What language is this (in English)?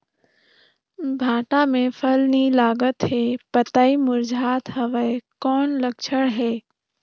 Chhattisgarhi